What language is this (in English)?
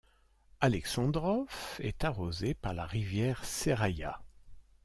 French